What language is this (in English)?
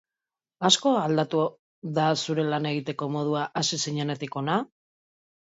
Basque